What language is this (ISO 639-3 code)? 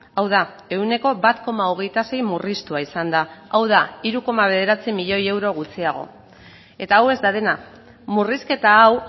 eus